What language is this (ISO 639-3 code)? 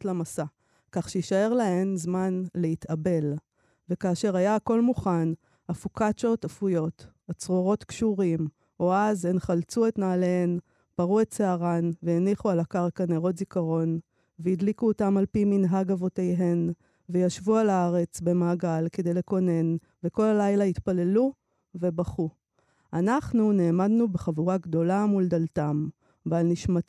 heb